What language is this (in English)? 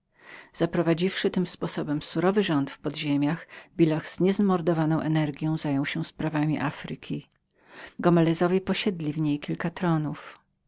Polish